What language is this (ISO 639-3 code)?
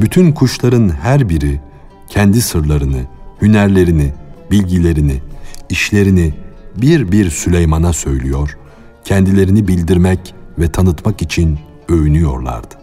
tur